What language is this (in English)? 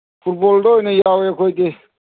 Manipuri